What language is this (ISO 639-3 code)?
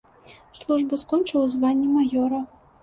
bel